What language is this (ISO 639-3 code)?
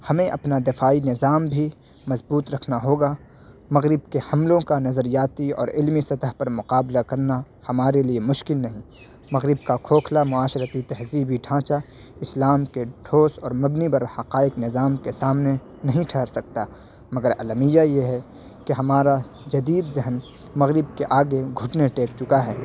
urd